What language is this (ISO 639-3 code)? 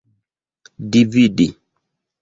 epo